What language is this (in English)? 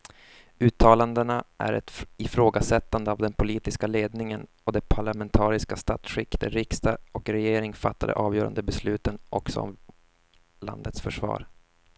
Swedish